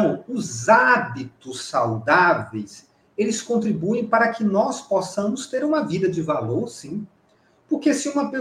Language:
Portuguese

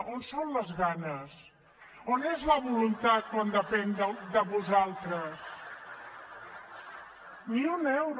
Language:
Catalan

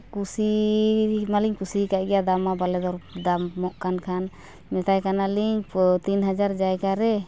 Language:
Santali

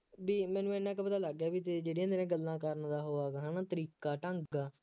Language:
Punjabi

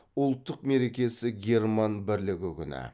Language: Kazakh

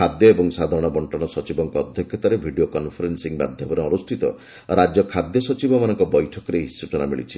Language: Odia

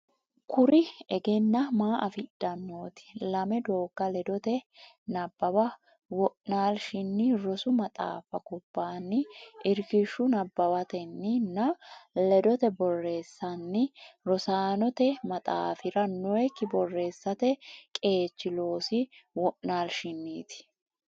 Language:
Sidamo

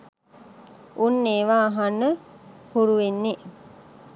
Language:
Sinhala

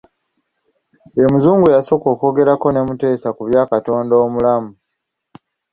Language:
Ganda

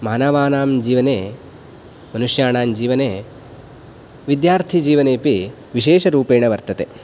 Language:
Sanskrit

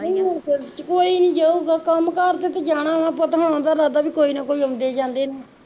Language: Punjabi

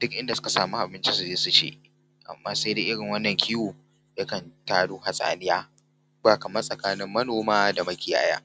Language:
Hausa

